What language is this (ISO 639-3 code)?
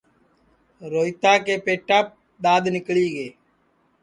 ssi